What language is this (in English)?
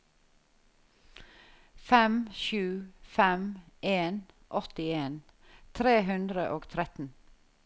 Norwegian